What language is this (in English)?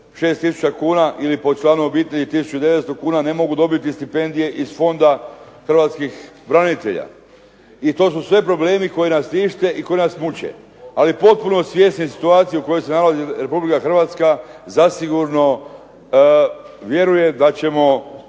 Croatian